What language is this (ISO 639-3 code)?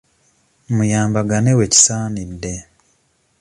lug